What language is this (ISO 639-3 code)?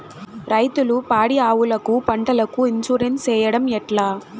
tel